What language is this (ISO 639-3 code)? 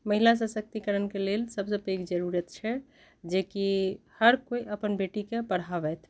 mai